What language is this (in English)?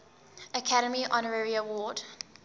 English